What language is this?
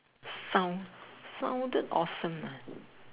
English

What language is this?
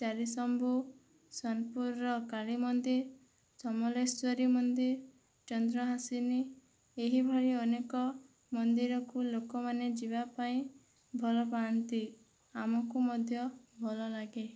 Odia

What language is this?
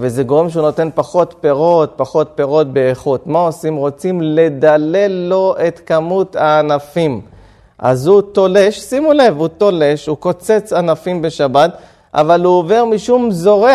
Hebrew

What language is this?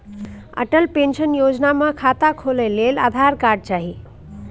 Maithili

